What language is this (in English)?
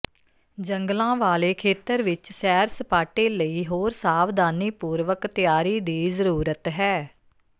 Punjabi